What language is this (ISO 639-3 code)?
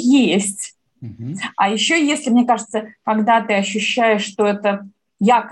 rus